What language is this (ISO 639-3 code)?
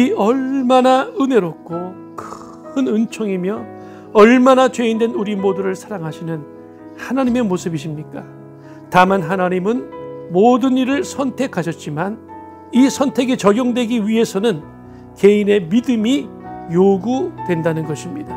kor